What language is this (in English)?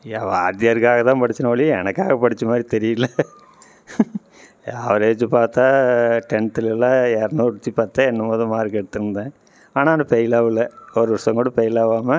Tamil